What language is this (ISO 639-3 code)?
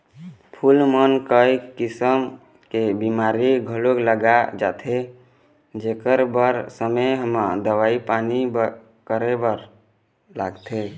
hne